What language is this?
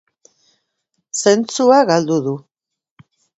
Basque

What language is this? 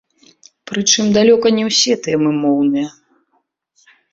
Belarusian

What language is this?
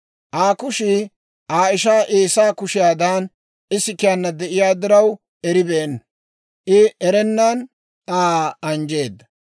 Dawro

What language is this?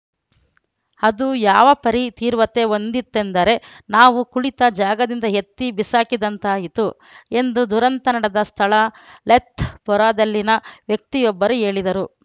Kannada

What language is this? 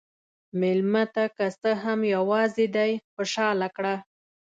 Pashto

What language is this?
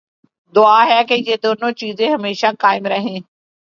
Urdu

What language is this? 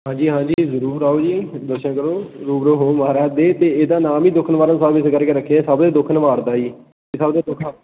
Punjabi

